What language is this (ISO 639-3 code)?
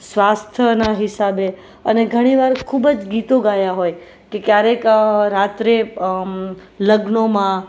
guj